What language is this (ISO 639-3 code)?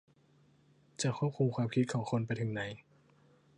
tha